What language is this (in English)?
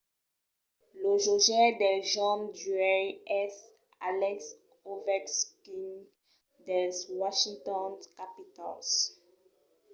Occitan